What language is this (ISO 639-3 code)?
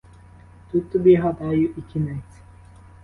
ukr